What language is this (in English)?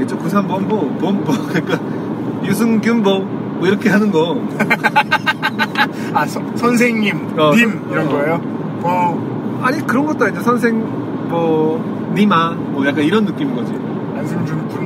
Korean